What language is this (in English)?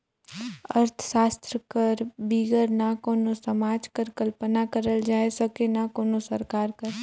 Chhattisgarhi